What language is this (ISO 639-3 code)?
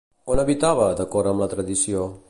cat